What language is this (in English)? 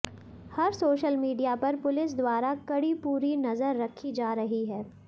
Hindi